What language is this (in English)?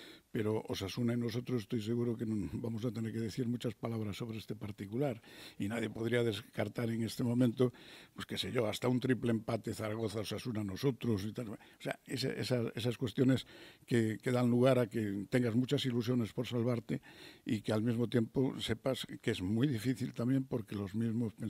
Spanish